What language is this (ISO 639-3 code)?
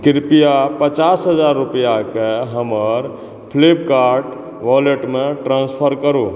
mai